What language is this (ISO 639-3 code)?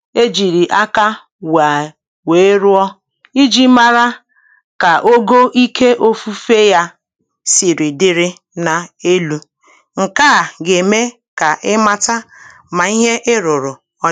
ibo